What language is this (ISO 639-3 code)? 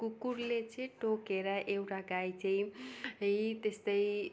nep